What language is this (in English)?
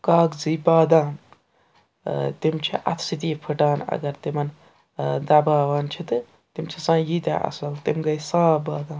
Kashmiri